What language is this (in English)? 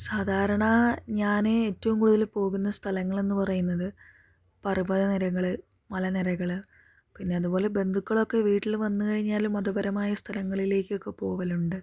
Malayalam